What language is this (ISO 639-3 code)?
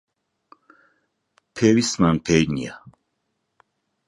ckb